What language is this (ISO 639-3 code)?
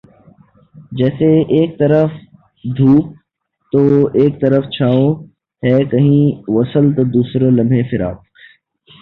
urd